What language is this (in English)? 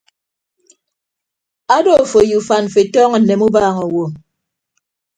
Ibibio